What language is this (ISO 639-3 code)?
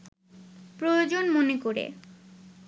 ben